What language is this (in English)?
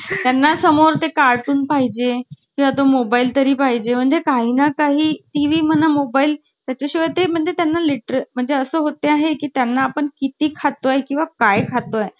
Marathi